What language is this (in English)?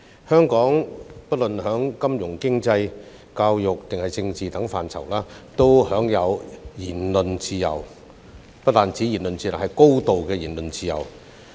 Cantonese